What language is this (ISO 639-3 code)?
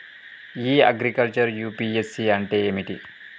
tel